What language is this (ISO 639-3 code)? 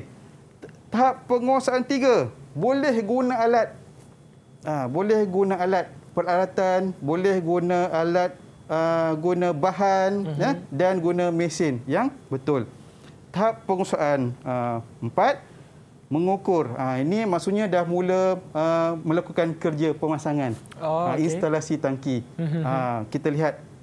msa